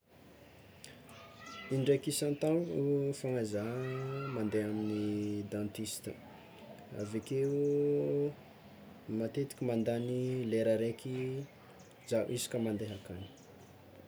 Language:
Tsimihety Malagasy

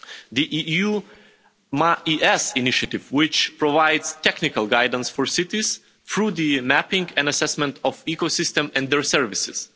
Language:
English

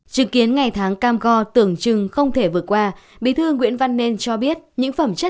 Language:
Vietnamese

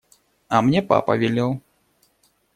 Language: Russian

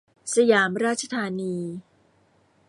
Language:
Thai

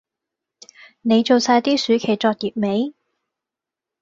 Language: Cantonese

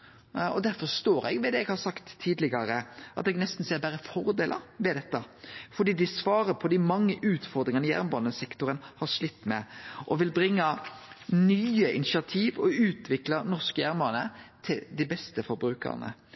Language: Norwegian Nynorsk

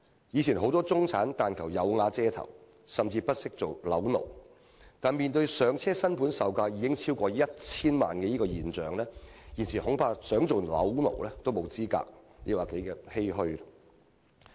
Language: Cantonese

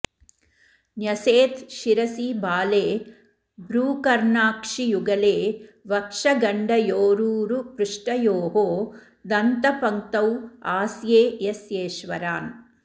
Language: Sanskrit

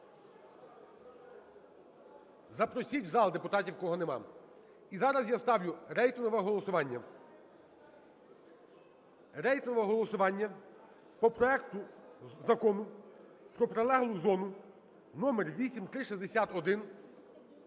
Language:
Ukrainian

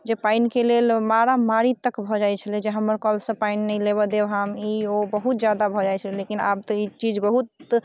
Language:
Maithili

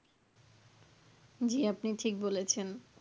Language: Bangla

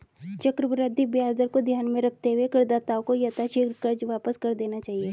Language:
Hindi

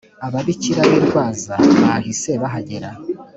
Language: Kinyarwanda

